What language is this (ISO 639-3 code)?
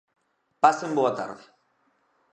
glg